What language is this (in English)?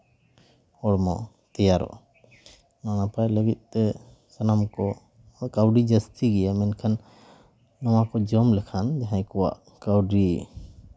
Santali